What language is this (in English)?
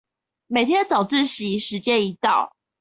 Chinese